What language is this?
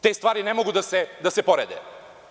Serbian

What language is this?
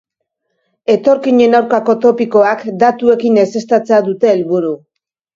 Basque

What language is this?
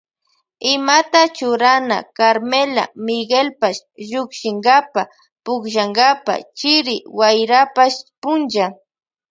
Loja Highland Quichua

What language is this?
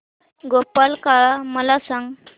Marathi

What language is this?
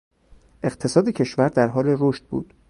Persian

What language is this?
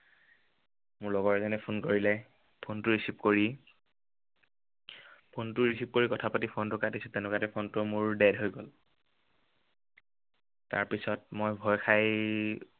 Assamese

